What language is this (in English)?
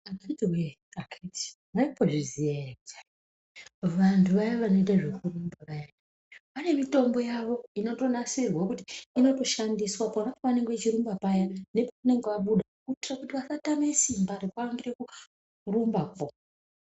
Ndau